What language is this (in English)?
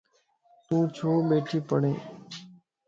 Lasi